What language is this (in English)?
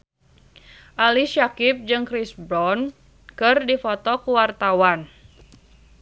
Sundanese